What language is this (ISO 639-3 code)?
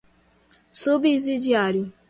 por